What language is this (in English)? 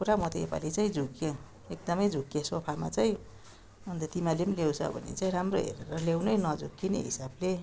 Nepali